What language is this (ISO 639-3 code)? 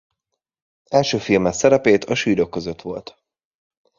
hun